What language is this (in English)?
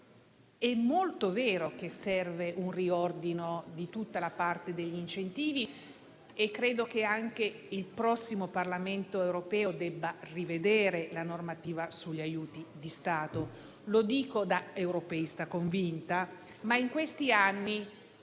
Italian